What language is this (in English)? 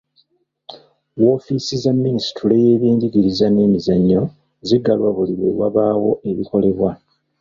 Ganda